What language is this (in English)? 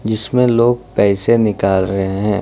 Hindi